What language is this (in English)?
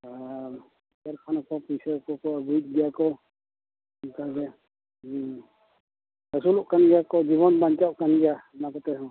Santali